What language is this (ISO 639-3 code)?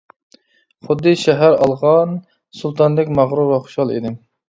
uig